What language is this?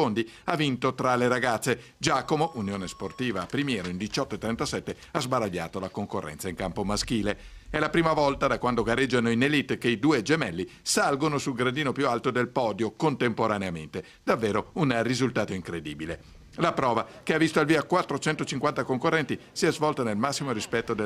Italian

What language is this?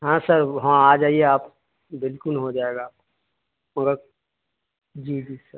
Urdu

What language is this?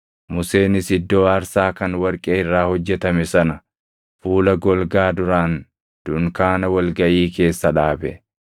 Oromo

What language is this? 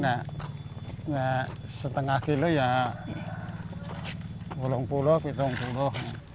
Indonesian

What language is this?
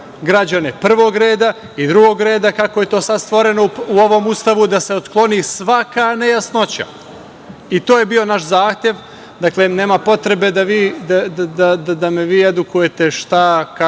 Serbian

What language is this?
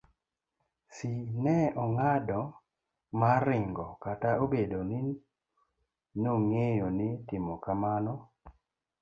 Luo (Kenya and Tanzania)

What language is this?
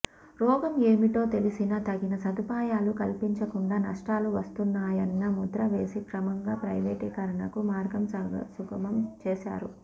Telugu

